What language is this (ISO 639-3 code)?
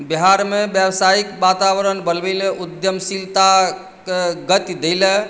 mai